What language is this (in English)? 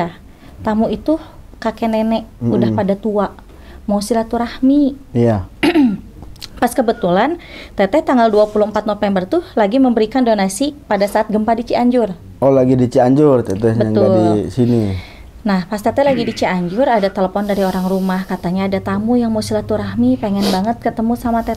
Indonesian